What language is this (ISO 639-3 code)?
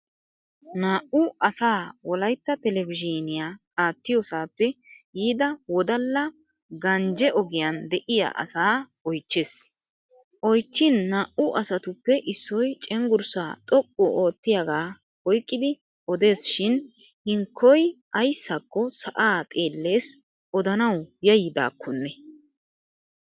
wal